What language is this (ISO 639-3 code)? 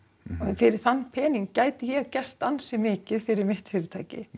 isl